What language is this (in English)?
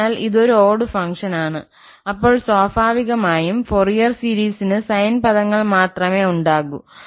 Malayalam